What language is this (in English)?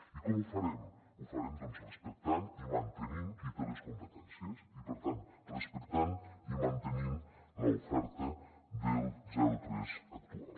Catalan